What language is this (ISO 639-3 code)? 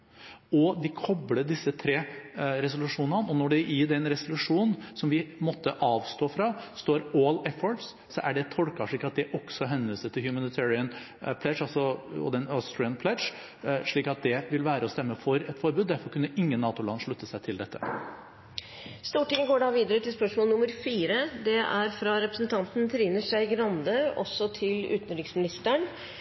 nor